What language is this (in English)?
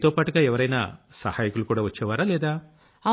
Telugu